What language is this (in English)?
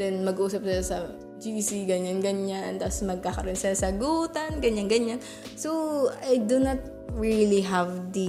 Filipino